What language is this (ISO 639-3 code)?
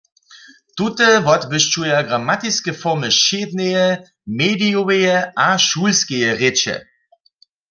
hsb